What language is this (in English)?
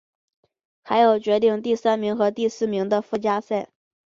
Chinese